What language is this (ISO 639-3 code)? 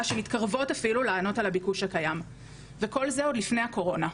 heb